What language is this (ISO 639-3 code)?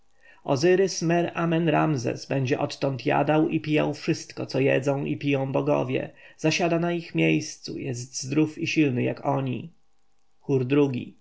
pol